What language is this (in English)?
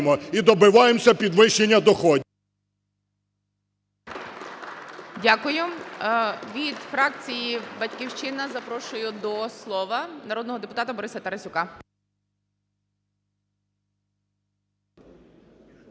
Ukrainian